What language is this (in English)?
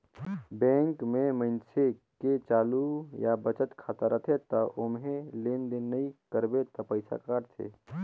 Chhattisgarhi